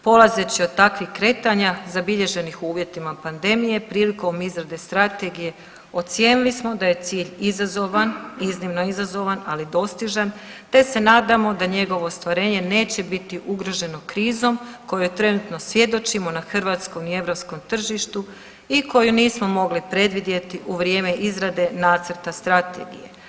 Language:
Croatian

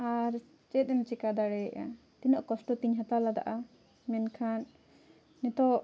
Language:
Santali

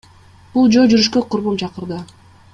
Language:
Kyrgyz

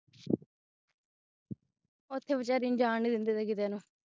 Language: Punjabi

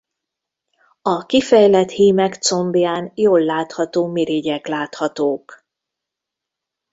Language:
Hungarian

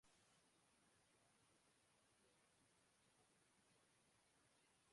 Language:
Bangla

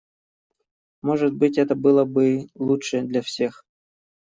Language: Russian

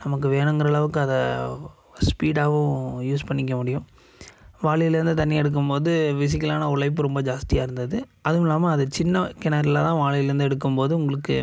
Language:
Tamil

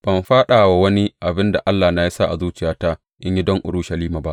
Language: Hausa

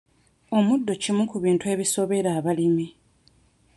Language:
Ganda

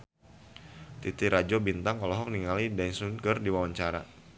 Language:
Sundanese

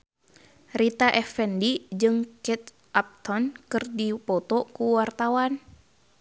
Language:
Sundanese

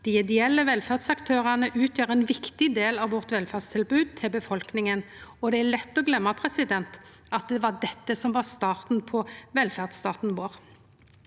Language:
Norwegian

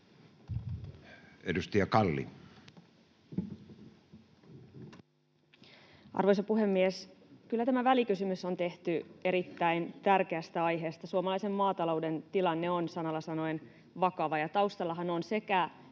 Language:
Finnish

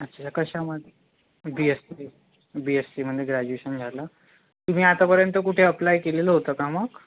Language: Marathi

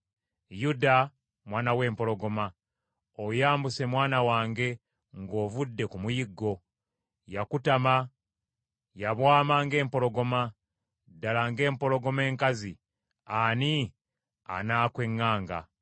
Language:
Ganda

